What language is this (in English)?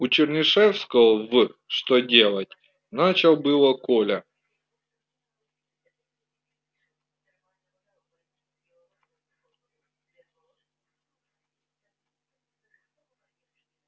Russian